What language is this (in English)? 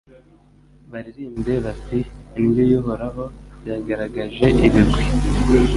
Kinyarwanda